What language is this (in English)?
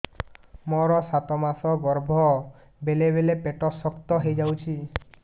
Odia